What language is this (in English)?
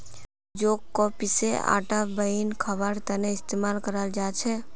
Magahi